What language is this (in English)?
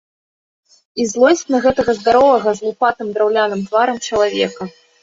Belarusian